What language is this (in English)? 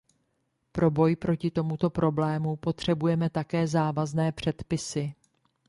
Czech